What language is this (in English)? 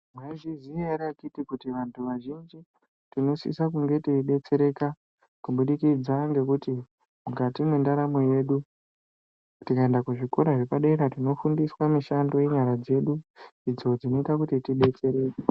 Ndau